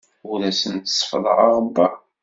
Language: Kabyle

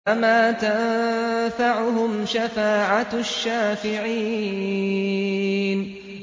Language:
Arabic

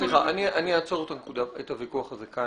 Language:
Hebrew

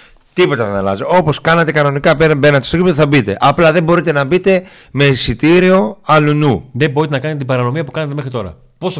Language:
Greek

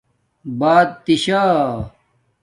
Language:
Domaaki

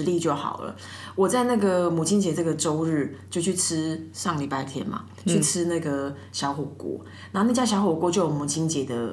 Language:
Chinese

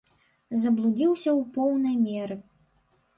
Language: Belarusian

